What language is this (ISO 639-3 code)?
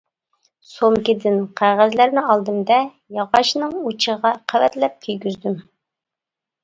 uig